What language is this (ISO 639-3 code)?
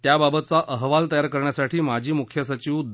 mar